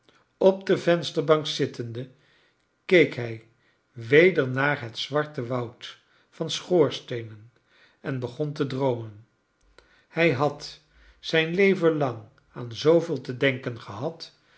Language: Dutch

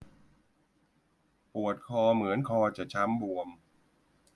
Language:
Thai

